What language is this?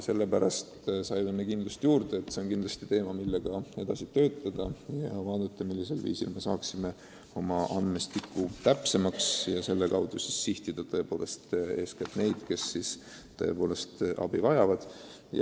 Estonian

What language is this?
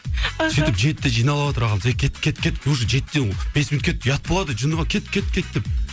Kazakh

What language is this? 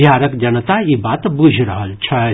Maithili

